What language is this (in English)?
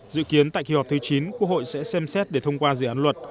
Vietnamese